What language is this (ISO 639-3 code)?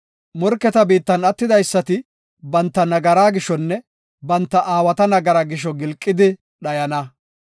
gof